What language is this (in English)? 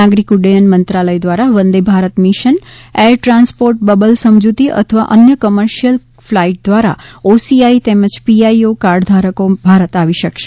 Gujarati